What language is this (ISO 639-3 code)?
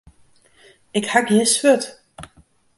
fry